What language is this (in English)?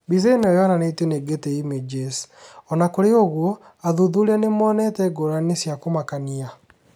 Kikuyu